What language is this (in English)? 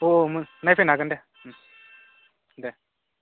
Bodo